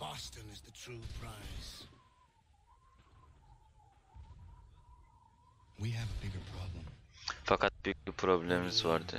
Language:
Turkish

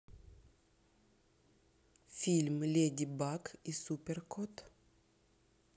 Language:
Russian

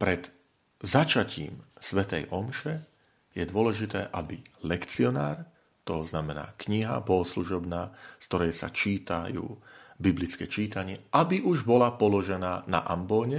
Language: Slovak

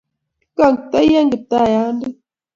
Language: Kalenjin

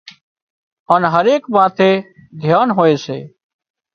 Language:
Wadiyara Koli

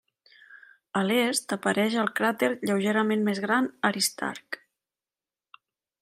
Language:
Catalan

